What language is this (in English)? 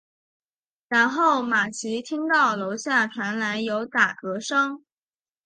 Chinese